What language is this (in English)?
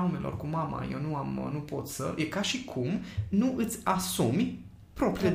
Romanian